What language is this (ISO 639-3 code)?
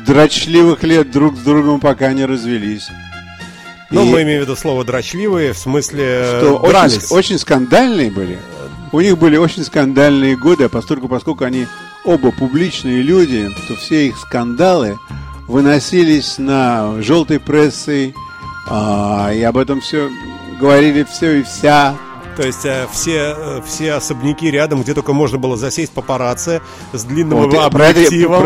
rus